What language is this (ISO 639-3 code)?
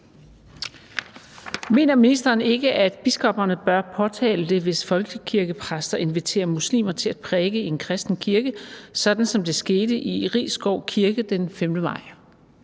dan